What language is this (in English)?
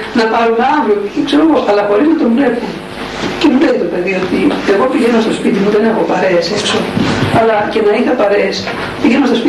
Greek